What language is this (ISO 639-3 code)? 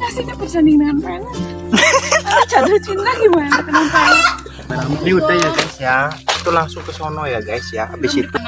ind